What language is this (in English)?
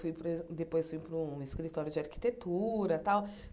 Portuguese